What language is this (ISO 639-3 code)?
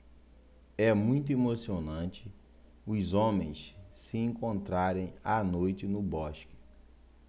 por